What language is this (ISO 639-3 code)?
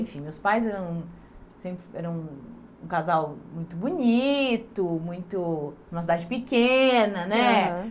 por